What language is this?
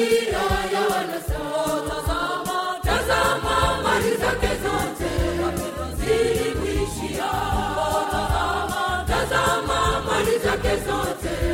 Swahili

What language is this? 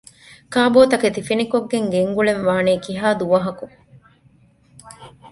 Divehi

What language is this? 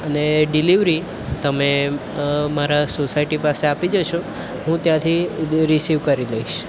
Gujarati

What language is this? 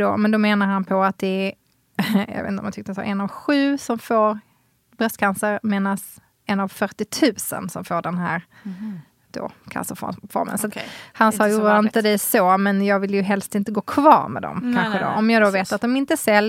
Swedish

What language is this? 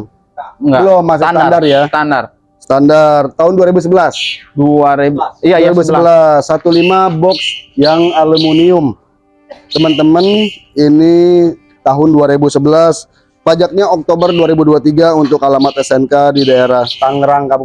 Indonesian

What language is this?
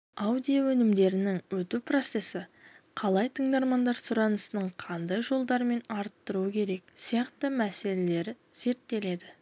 Kazakh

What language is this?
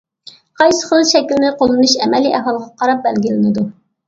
Uyghur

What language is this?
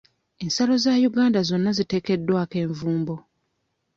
Ganda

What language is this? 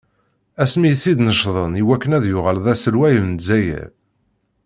Kabyle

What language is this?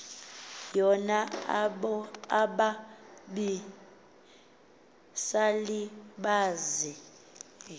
Xhosa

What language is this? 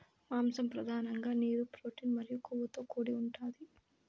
Telugu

